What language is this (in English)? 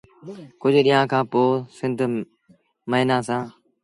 Sindhi Bhil